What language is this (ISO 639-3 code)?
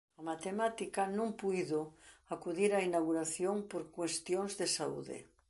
glg